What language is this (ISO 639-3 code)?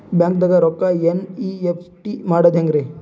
kan